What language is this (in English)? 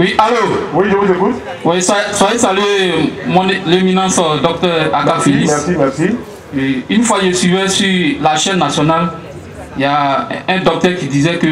French